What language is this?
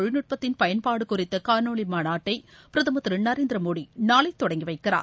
Tamil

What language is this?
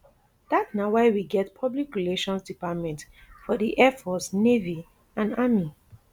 Nigerian Pidgin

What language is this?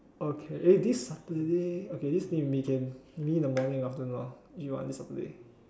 English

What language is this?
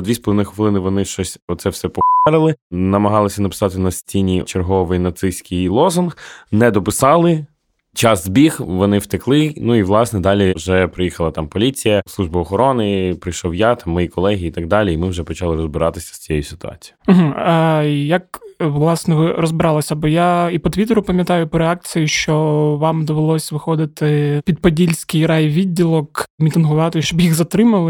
Ukrainian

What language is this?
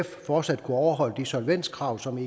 Danish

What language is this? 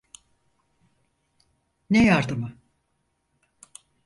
Turkish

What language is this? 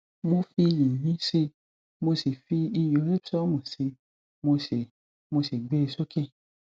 Yoruba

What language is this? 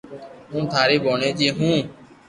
Loarki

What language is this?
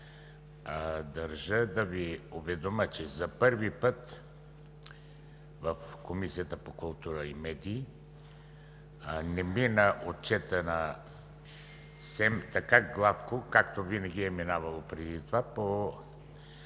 Bulgarian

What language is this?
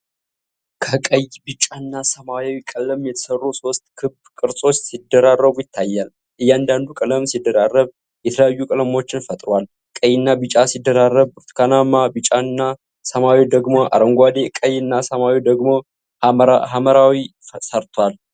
Amharic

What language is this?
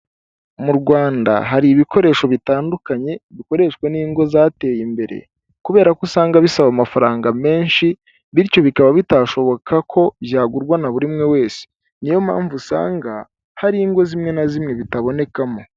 Kinyarwanda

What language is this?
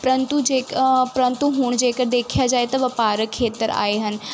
Punjabi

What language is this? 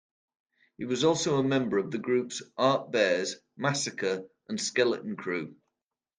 English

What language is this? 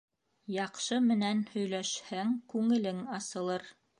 Bashkir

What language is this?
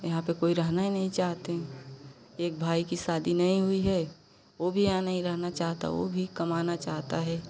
Hindi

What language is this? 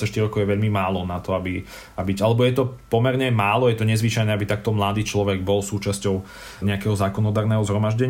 Slovak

